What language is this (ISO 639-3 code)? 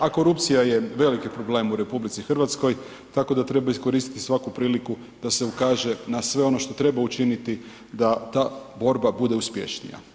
hrv